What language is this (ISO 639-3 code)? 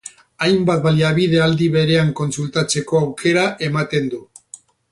eus